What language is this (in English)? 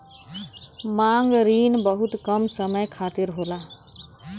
Bhojpuri